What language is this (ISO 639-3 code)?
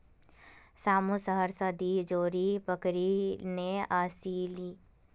mag